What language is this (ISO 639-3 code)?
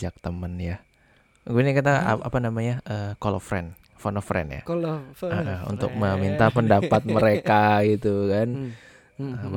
ind